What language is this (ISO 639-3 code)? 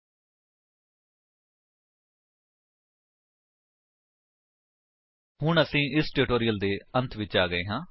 pan